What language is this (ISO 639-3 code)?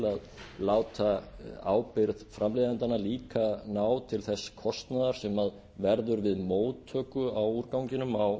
isl